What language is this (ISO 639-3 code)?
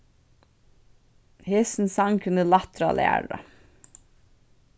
fao